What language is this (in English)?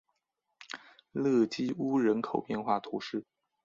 Chinese